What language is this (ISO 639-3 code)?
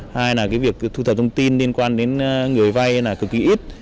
vie